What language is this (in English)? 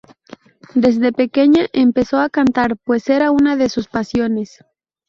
Spanish